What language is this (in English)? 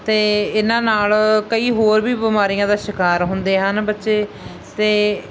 Punjabi